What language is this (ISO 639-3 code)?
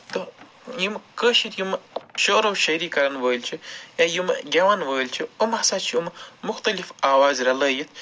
kas